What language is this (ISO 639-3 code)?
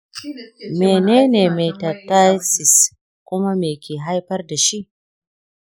hau